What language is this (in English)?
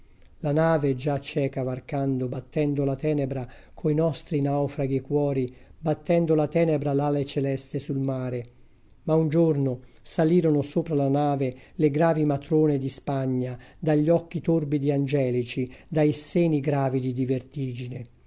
Italian